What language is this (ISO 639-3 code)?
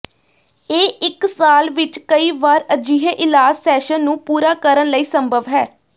pan